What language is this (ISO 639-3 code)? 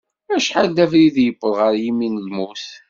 kab